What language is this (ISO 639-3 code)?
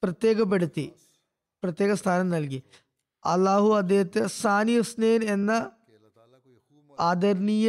mal